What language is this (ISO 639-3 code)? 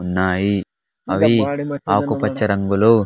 tel